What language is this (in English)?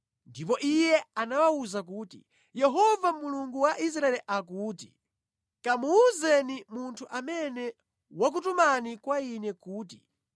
Nyanja